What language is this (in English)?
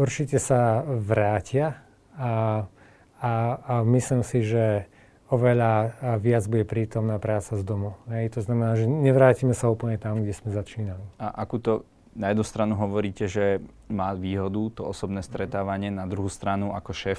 Slovak